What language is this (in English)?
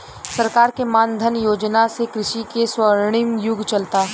Bhojpuri